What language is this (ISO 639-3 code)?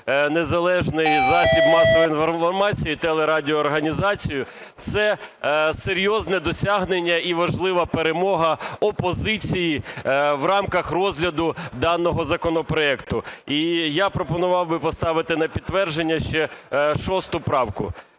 ukr